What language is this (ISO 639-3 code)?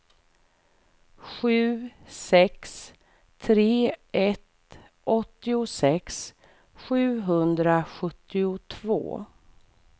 swe